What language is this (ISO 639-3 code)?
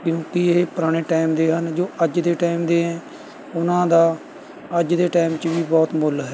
pan